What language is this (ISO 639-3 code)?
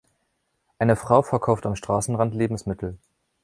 deu